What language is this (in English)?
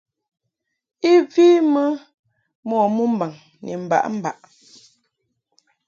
Mungaka